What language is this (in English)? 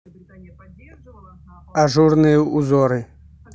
Russian